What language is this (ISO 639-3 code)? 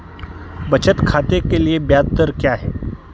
hin